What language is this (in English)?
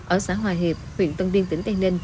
Vietnamese